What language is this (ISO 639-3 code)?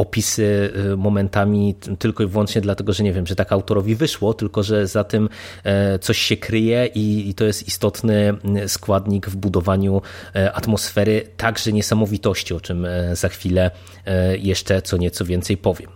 pol